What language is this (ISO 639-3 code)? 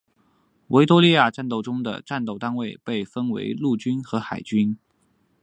zho